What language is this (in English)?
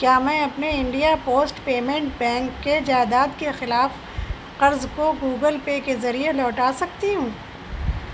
Urdu